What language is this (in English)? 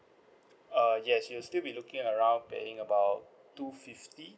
English